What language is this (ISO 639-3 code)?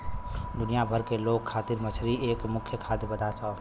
bho